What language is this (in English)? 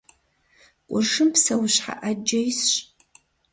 Kabardian